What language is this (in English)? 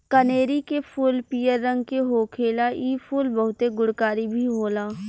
Bhojpuri